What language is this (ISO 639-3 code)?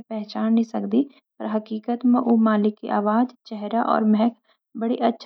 gbm